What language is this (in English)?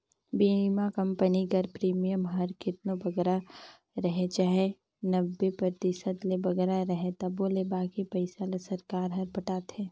Chhattisgarhi